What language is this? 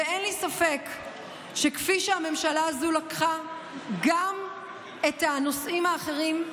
Hebrew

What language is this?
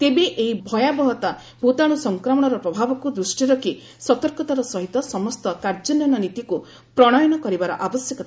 Odia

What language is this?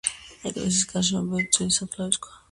Georgian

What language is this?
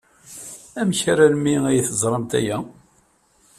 Kabyle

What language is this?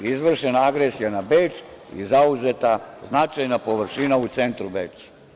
Serbian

